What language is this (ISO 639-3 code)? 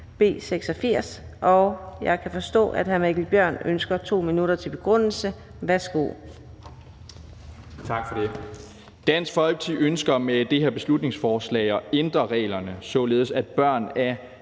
dan